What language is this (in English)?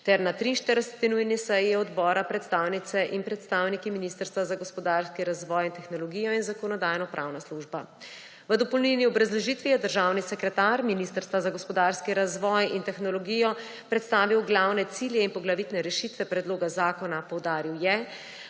Slovenian